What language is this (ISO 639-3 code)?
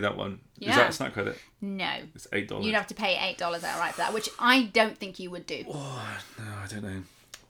eng